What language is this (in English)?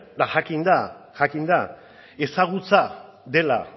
Basque